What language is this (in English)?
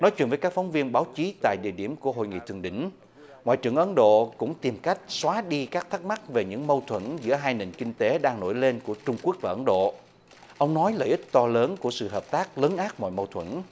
Vietnamese